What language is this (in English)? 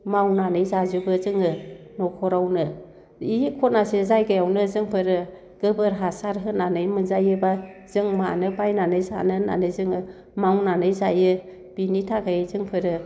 Bodo